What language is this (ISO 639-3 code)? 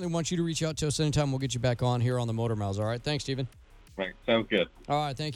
eng